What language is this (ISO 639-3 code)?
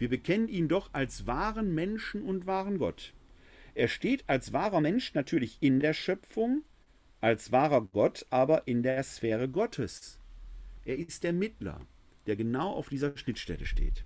deu